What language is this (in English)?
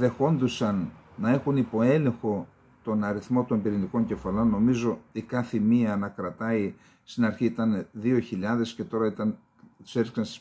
Greek